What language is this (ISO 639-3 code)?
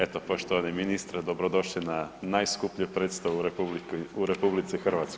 hrv